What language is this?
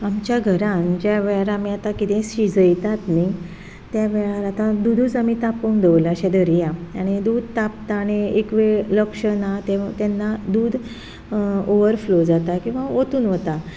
Konkani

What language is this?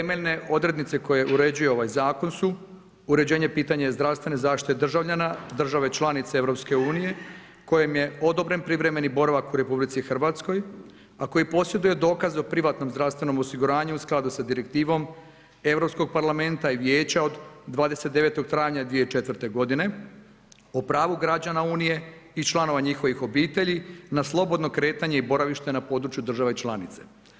Croatian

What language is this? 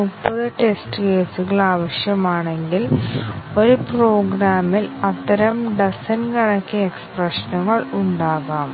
Malayalam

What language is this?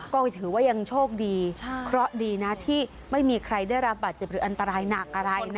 Thai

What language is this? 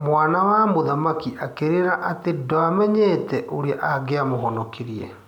Kikuyu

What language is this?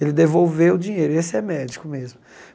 Portuguese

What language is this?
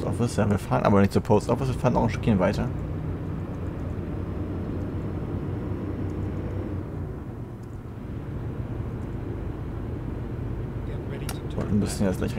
German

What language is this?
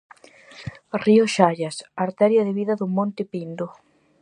Galician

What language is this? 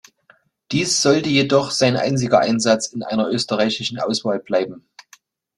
German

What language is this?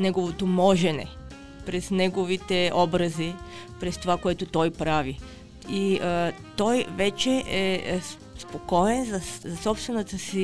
Bulgarian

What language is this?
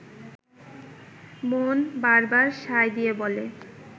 Bangla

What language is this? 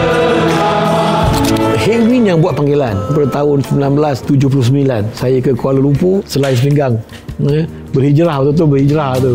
Malay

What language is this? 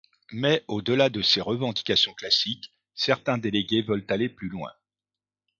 French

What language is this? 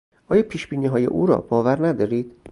Persian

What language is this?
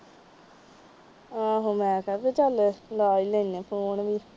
Punjabi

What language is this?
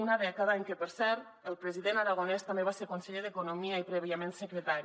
Catalan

